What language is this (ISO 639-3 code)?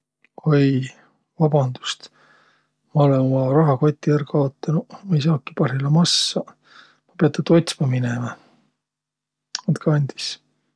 vro